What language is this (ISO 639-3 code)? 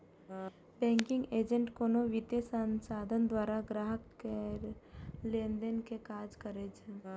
mai